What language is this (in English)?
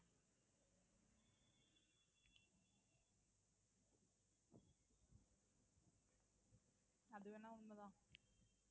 Tamil